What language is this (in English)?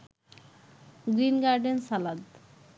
Bangla